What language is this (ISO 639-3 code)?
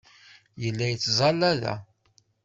kab